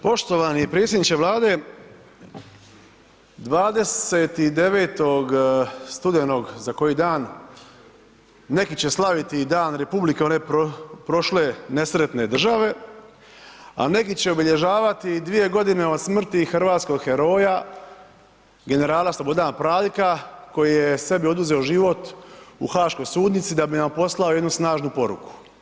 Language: Croatian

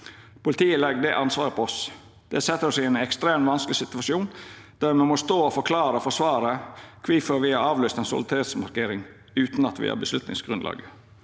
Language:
Norwegian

